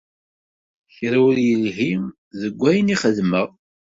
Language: Kabyle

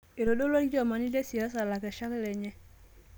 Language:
Masai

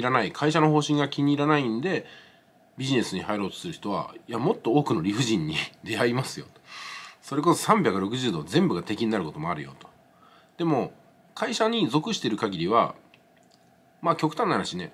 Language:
Japanese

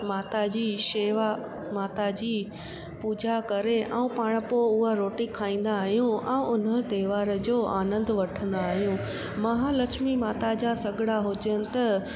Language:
Sindhi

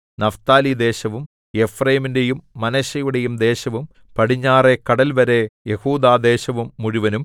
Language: Malayalam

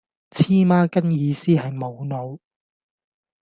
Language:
Cantonese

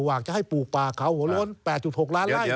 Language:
Thai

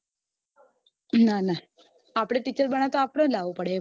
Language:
Gujarati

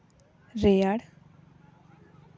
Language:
Santali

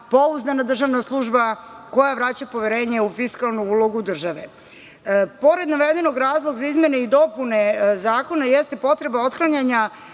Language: Serbian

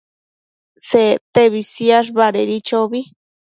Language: Matsés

